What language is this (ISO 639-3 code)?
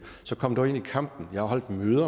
dan